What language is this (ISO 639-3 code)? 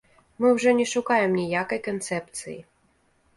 bel